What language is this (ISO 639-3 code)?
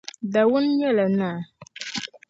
dag